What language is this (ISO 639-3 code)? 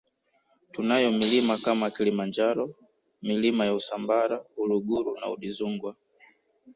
swa